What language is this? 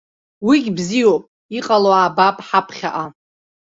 Abkhazian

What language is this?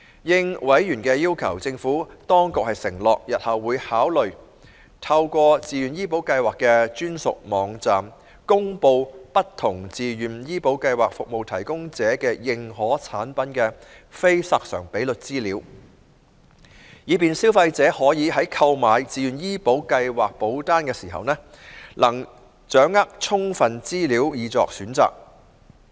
Cantonese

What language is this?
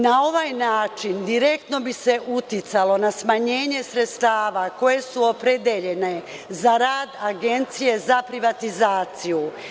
Serbian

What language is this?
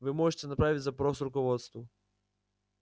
Russian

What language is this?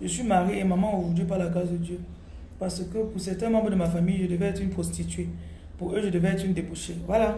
French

